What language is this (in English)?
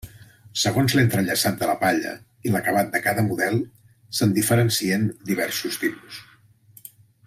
Catalan